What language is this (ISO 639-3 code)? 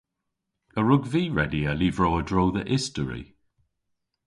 cor